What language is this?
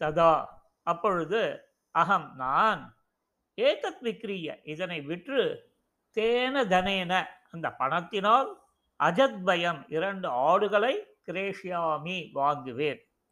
Tamil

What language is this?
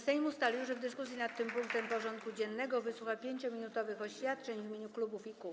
Polish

